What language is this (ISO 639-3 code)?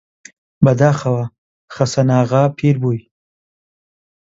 ckb